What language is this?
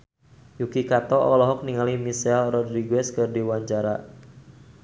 Sundanese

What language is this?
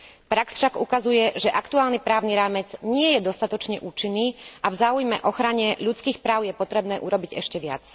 Slovak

